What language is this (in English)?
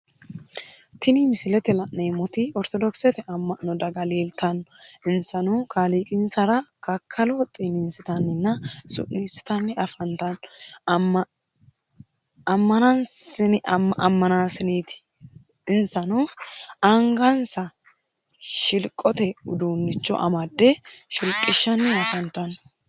Sidamo